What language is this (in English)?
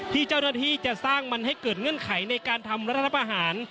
Thai